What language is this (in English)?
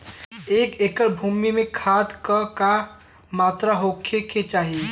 Bhojpuri